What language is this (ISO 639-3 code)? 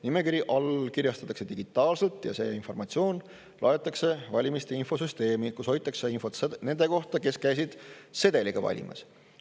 est